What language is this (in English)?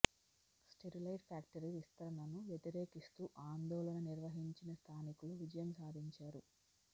Telugu